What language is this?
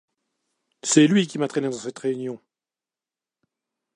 French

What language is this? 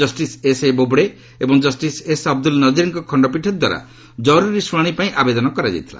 Odia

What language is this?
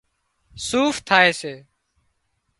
Wadiyara Koli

